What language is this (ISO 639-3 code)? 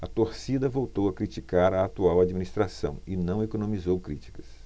por